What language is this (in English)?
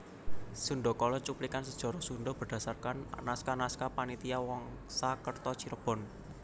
Javanese